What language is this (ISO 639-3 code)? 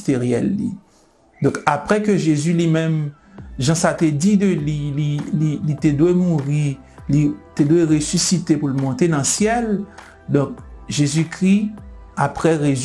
fra